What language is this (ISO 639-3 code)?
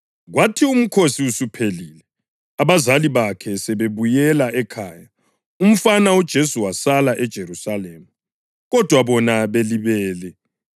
nde